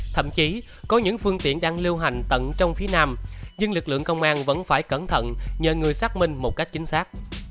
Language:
Vietnamese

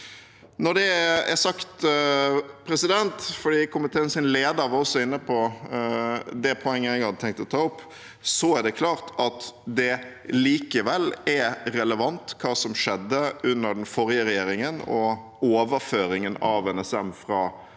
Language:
Norwegian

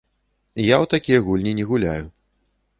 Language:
Belarusian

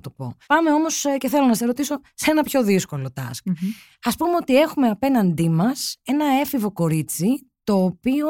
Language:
Greek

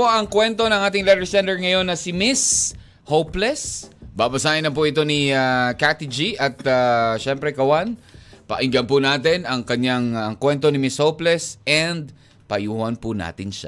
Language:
Filipino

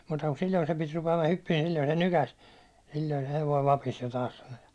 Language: Finnish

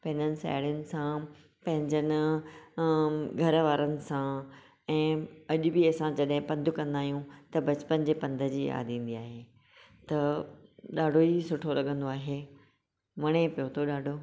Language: Sindhi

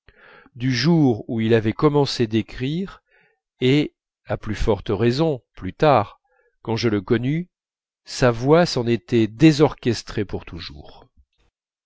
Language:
French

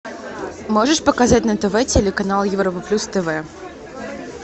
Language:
Russian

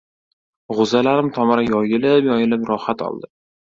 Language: Uzbek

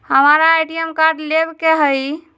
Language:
Magahi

